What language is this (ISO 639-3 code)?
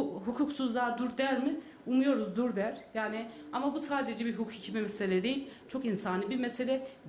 tur